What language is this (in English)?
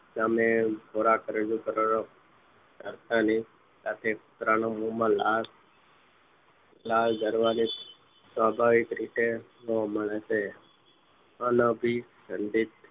Gujarati